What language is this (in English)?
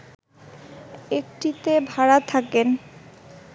Bangla